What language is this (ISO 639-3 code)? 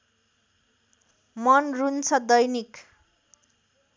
nep